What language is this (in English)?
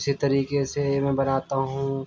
Urdu